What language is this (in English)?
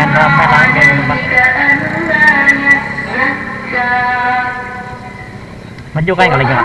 Indonesian